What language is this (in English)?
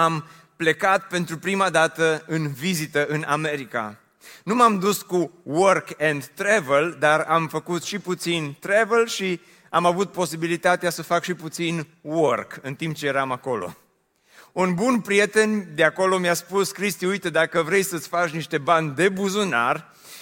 Romanian